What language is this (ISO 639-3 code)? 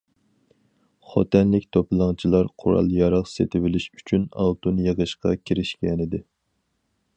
uig